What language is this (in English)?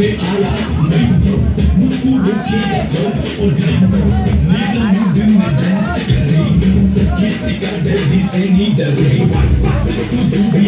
Ukrainian